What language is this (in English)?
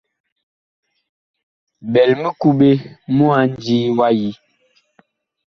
Bakoko